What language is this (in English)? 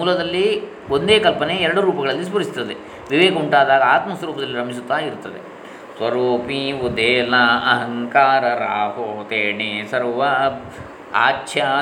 Kannada